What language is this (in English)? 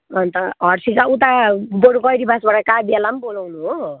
Nepali